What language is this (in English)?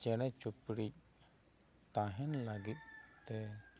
Santali